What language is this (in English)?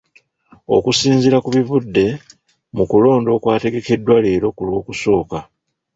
Ganda